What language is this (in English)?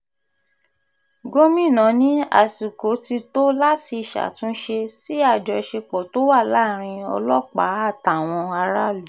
Yoruba